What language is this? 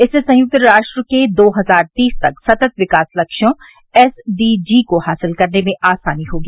Hindi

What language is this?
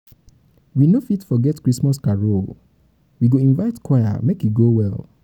Nigerian Pidgin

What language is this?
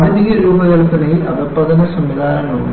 Malayalam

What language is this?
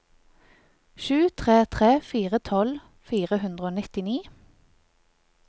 Norwegian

